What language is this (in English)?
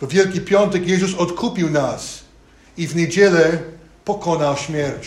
Polish